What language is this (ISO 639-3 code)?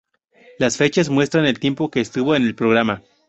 spa